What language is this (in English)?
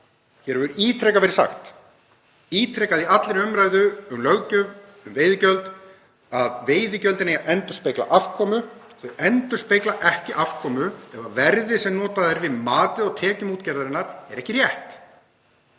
Icelandic